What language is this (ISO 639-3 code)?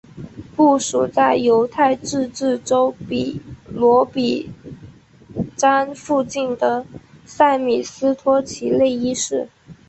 zho